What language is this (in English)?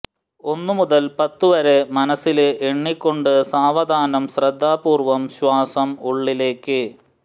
Malayalam